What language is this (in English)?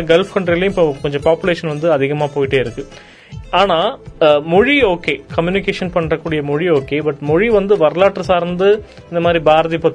Tamil